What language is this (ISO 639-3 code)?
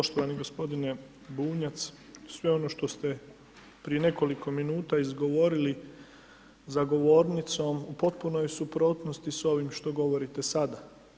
hrv